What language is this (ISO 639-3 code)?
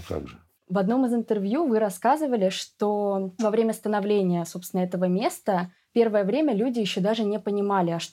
rus